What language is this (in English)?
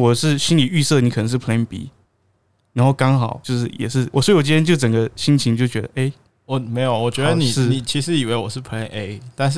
Chinese